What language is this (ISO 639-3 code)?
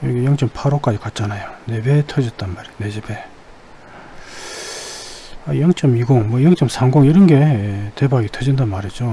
kor